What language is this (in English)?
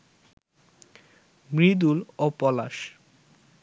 Bangla